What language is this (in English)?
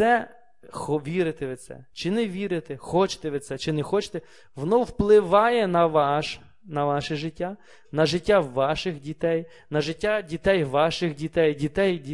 Ukrainian